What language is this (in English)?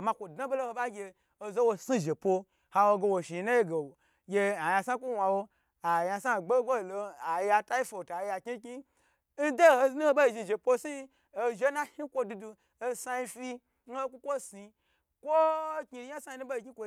Gbagyi